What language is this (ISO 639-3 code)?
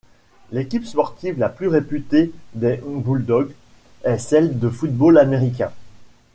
fra